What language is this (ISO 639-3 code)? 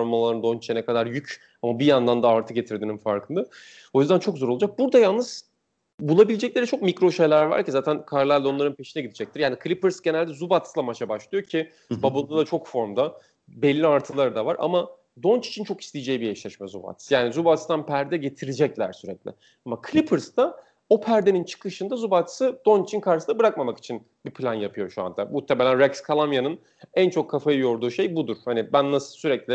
tur